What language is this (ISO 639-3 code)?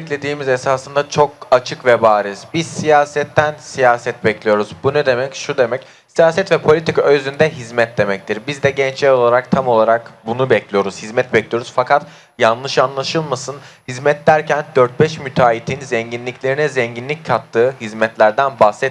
tur